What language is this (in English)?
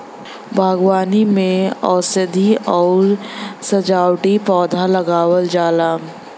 Bhojpuri